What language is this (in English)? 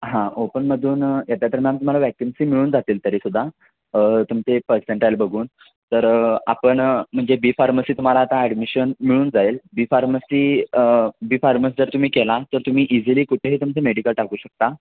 Marathi